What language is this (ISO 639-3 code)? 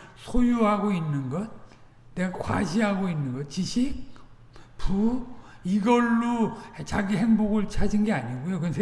kor